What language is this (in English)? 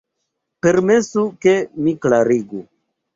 Esperanto